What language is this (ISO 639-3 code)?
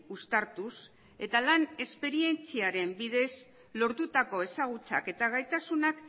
eus